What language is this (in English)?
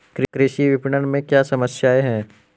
Hindi